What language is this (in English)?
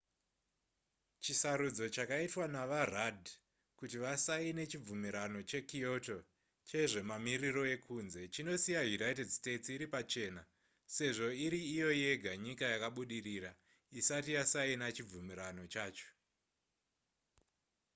Shona